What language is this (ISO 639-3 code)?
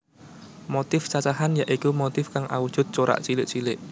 jav